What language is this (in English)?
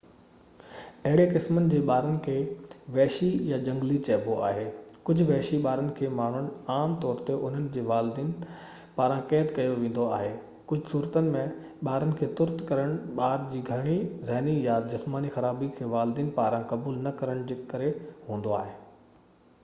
Sindhi